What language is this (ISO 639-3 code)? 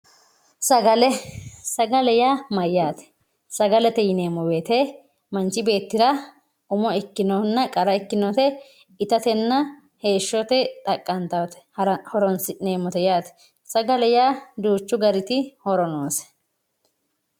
sid